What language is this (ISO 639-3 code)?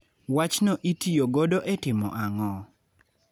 luo